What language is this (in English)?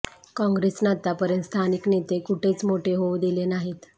Marathi